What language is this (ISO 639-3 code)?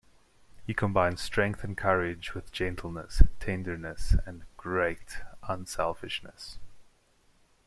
eng